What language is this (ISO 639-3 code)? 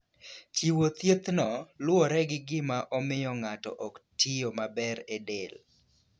luo